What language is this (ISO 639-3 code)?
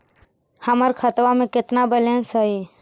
mag